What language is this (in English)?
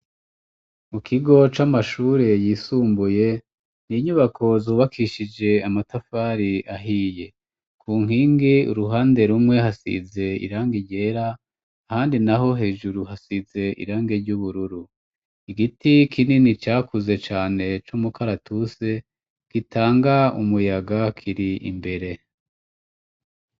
Rundi